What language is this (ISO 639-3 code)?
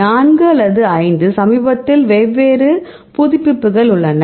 tam